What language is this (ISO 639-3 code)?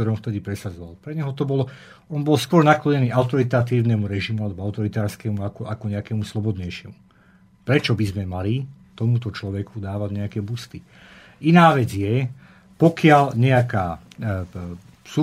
slk